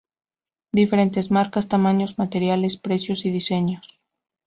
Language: Spanish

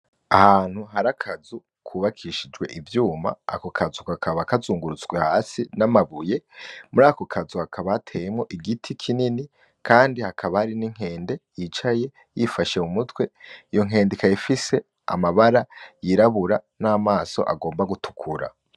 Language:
Rundi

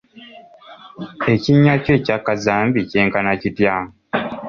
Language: Ganda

